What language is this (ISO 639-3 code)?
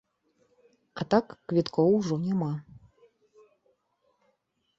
bel